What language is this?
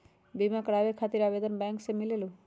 Magahi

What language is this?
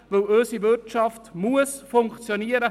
Swiss German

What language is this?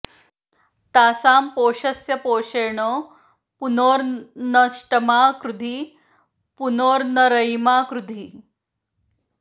Sanskrit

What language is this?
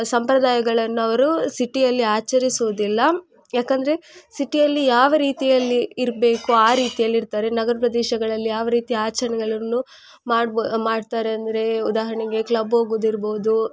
Kannada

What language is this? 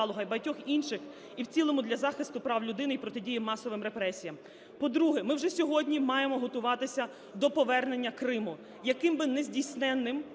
Ukrainian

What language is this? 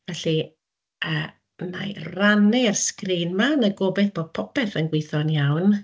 Welsh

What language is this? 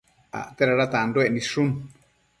Matsés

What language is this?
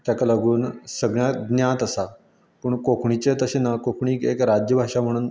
Konkani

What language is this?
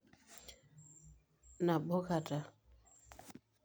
Masai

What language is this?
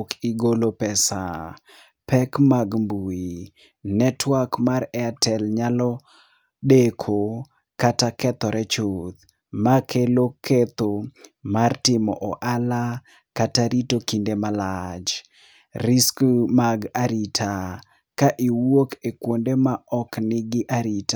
Luo (Kenya and Tanzania)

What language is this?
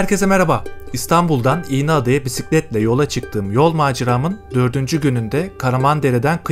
Turkish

